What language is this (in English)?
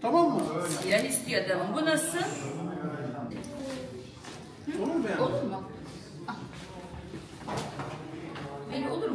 Turkish